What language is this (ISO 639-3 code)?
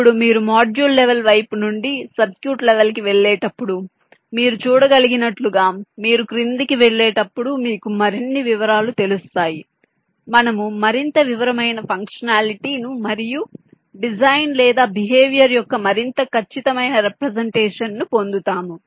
tel